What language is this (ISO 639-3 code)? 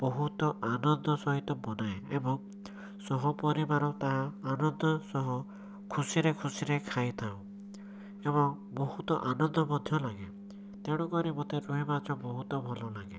ori